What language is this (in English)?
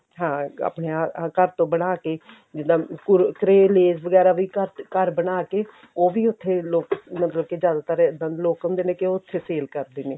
Punjabi